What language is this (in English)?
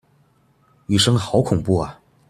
Chinese